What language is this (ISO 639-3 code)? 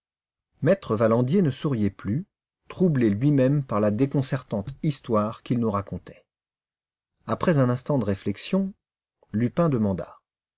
fra